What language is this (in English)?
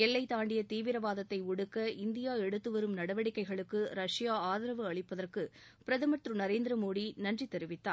Tamil